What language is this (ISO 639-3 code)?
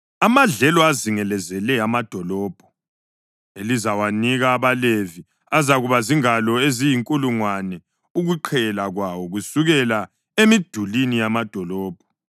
nde